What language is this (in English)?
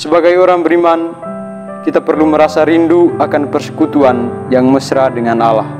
Indonesian